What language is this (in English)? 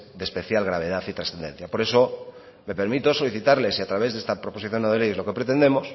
Spanish